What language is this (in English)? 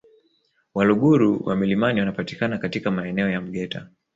Swahili